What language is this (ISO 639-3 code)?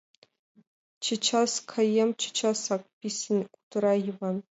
chm